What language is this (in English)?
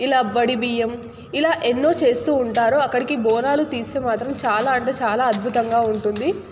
Telugu